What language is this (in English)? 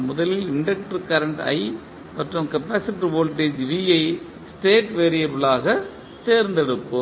Tamil